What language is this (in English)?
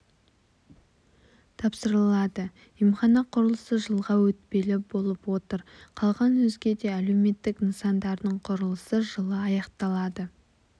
Kazakh